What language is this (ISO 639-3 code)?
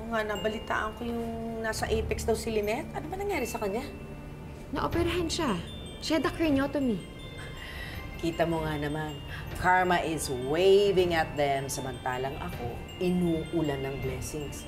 fil